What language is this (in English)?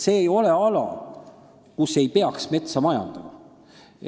Estonian